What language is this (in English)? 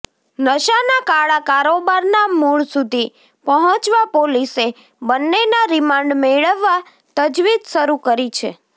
Gujarati